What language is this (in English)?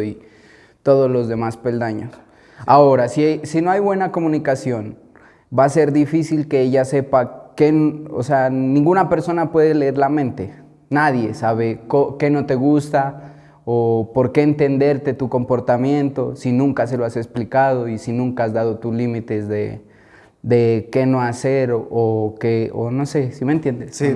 Spanish